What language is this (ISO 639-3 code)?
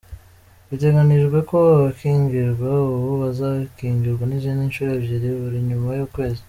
kin